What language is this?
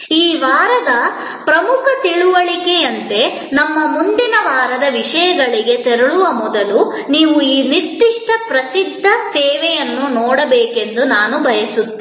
Kannada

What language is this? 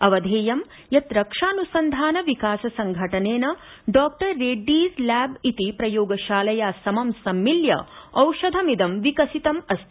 Sanskrit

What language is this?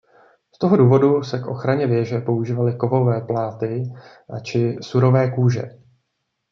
Czech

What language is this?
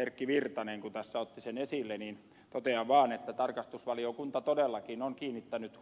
Finnish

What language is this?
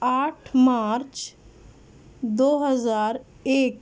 Urdu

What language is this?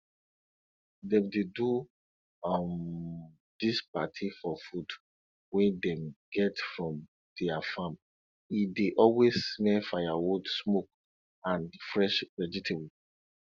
Nigerian Pidgin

